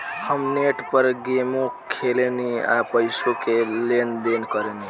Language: Bhojpuri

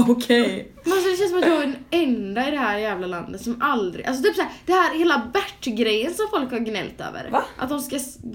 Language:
Swedish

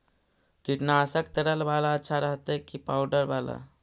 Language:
Magahi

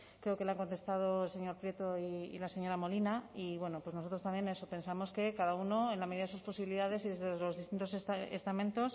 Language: Spanish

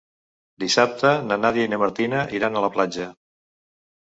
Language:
Catalan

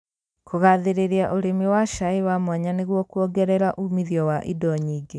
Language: Kikuyu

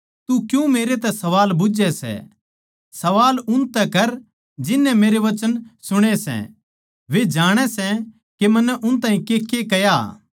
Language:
Haryanvi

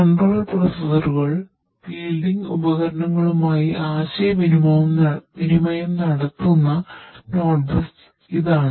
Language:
Malayalam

